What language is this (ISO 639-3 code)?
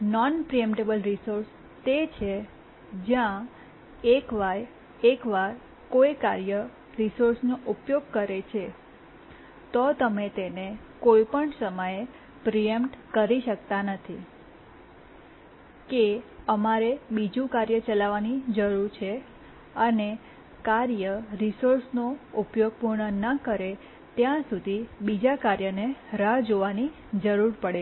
guj